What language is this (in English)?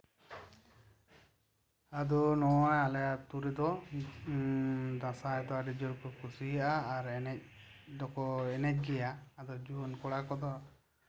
Santali